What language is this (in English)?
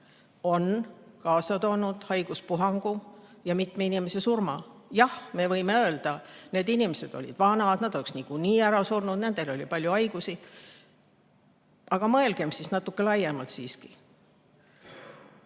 Estonian